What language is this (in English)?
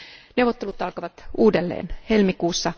Finnish